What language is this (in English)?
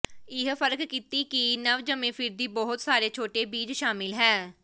Punjabi